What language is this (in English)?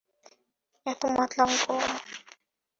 Bangla